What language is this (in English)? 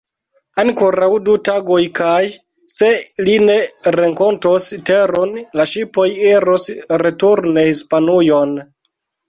Esperanto